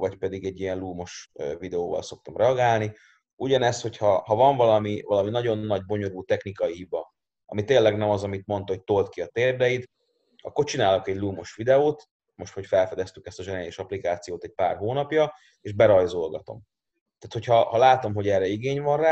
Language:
Hungarian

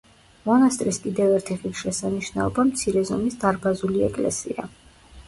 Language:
Georgian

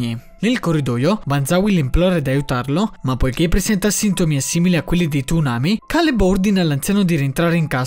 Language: Italian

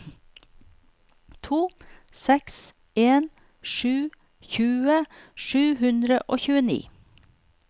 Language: Norwegian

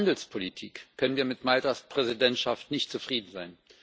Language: German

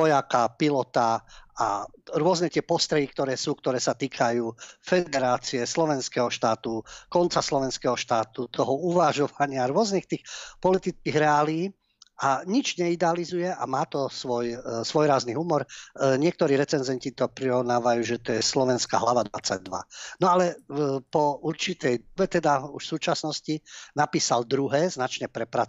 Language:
Slovak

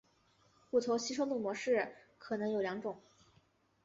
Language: Chinese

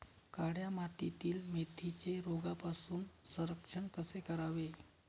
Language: Marathi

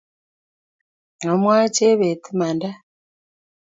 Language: Kalenjin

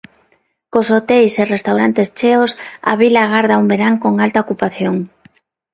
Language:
Galician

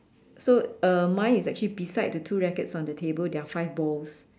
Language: English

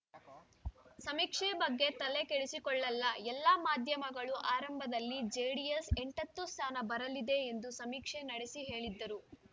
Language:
Kannada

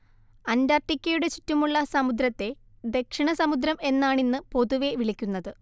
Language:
Malayalam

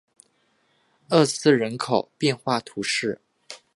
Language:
Chinese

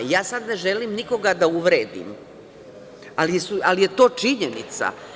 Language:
Serbian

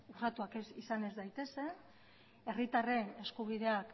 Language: Basque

